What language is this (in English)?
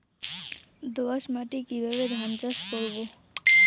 Bangla